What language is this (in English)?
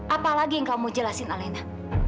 Indonesian